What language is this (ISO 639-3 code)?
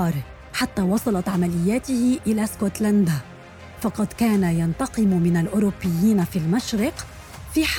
ara